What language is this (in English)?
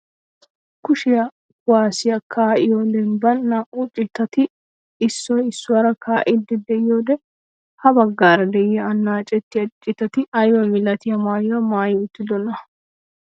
Wolaytta